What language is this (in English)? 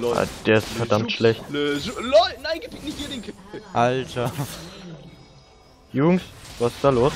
German